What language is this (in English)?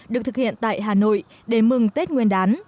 Vietnamese